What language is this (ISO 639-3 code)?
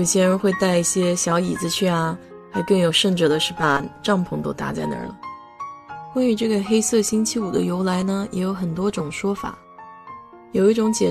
zho